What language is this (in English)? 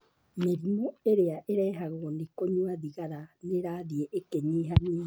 Kikuyu